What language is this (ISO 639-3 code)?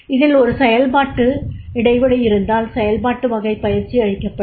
tam